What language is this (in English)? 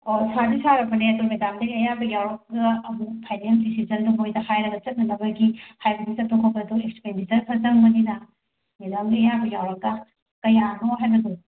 Manipuri